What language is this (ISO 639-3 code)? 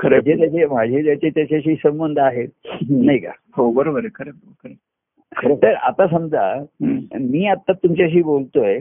mar